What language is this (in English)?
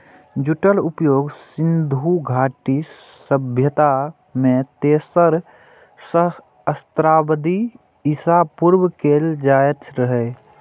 Maithili